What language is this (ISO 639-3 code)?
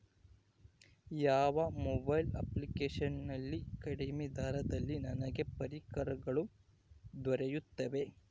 kan